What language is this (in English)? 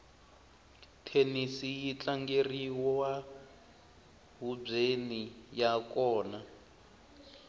Tsonga